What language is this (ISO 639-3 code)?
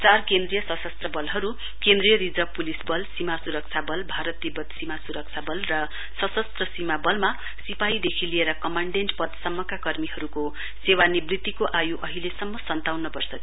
nep